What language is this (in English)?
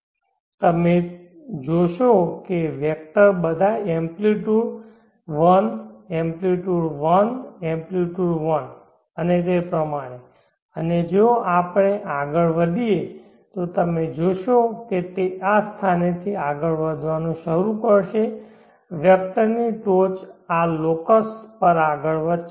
Gujarati